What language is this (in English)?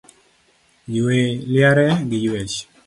Luo (Kenya and Tanzania)